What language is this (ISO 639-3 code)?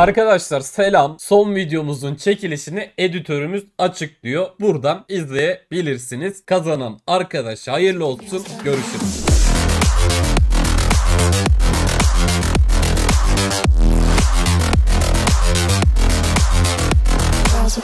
tur